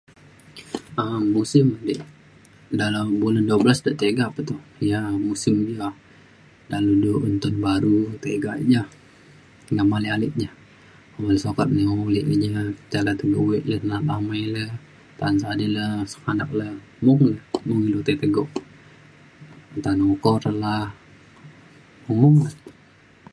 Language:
Mainstream Kenyah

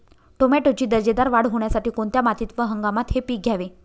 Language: Marathi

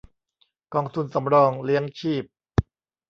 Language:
Thai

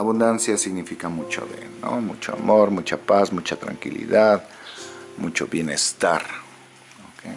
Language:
Spanish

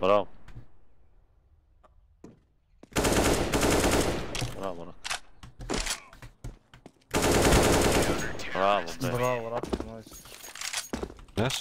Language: Romanian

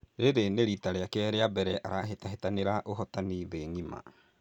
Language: Kikuyu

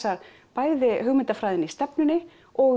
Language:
Icelandic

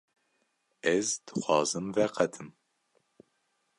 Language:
Kurdish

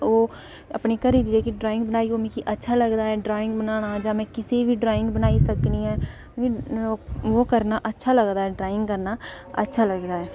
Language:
Dogri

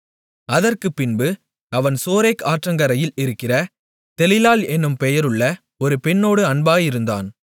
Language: Tamil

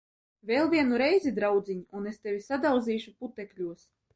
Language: Latvian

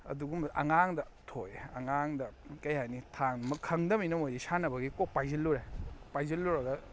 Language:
Manipuri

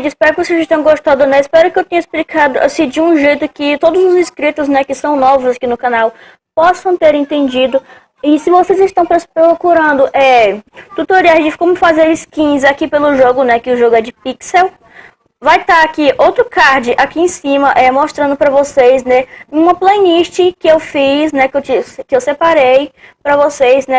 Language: Portuguese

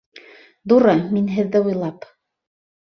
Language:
Bashkir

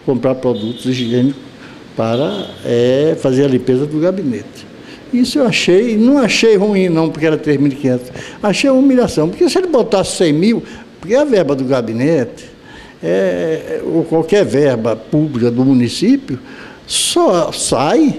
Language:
Portuguese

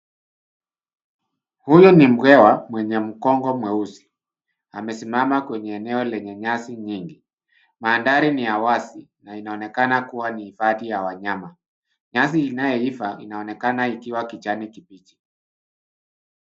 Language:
Swahili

